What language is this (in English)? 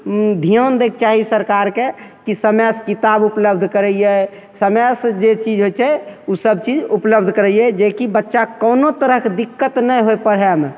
Maithili